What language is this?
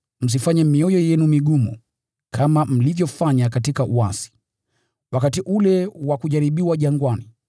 Swahili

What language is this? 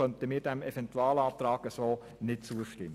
Swiss German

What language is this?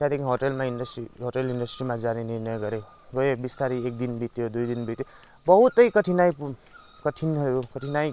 Nepali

